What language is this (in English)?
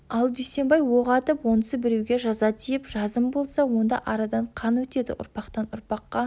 Kazakh